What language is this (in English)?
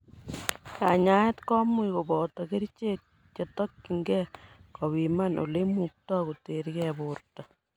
Kalenjin